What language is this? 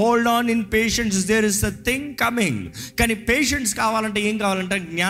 Telugu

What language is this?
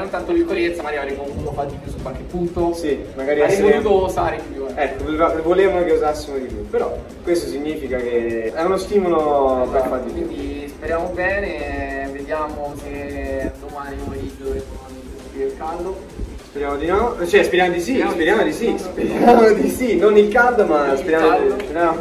Italian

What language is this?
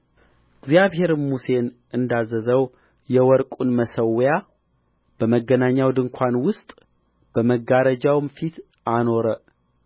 Amharic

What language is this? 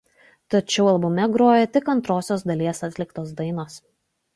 Lithuanian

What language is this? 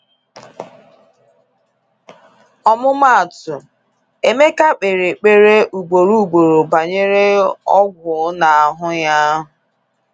Igbo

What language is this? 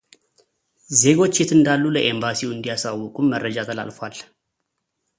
Amharic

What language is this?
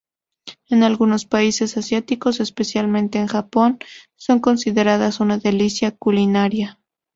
Spanish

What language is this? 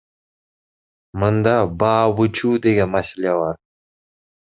Kyrgyz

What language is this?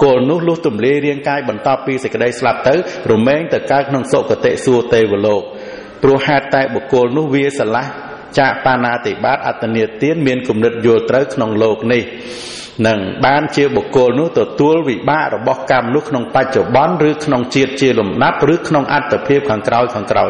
Vietnamese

